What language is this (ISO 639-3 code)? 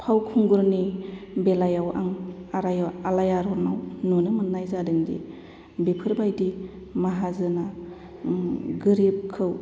brx